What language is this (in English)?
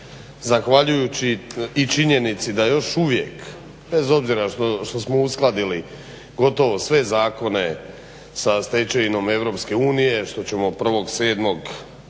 Croatian